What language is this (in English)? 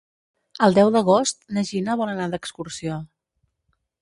Catalan